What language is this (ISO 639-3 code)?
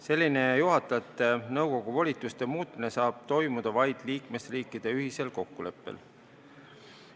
est